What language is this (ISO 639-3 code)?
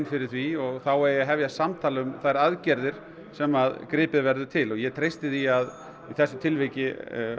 isl